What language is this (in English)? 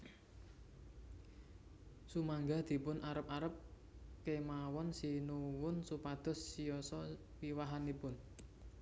Javanese